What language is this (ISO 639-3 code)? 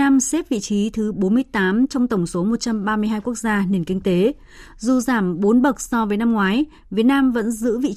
vie